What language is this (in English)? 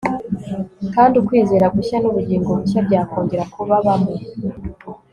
Kinyarwanda